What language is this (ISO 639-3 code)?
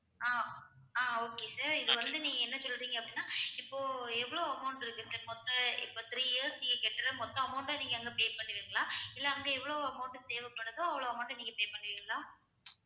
tam